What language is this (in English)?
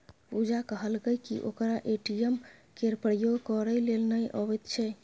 Maithili